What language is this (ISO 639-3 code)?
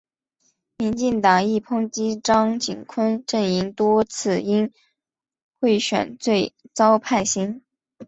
zho